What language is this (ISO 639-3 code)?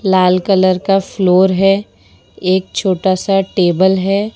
hin